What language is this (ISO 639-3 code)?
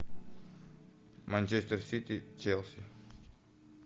rus